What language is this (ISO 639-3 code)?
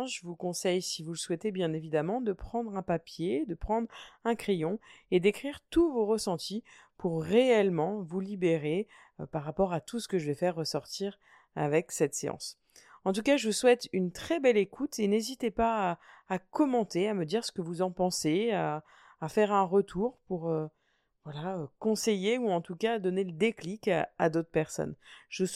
fra